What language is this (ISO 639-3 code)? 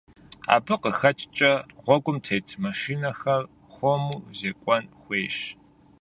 kbd